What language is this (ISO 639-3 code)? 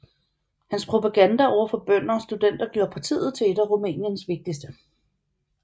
dan